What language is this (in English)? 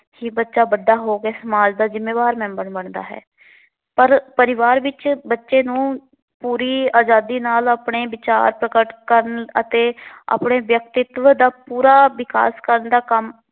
Punjabi